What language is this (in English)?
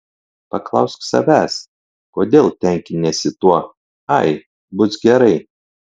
Lithuanian